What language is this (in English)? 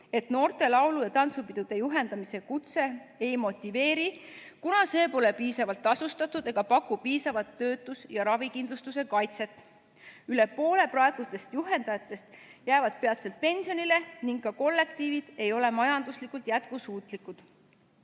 Estonian